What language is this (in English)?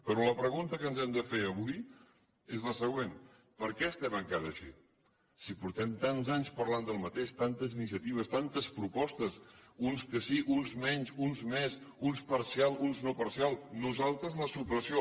Catalan